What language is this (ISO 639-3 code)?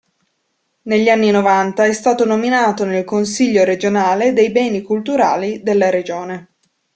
ita